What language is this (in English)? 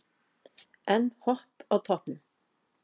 Icelandic